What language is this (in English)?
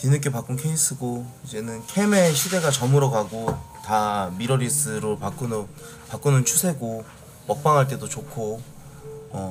Korean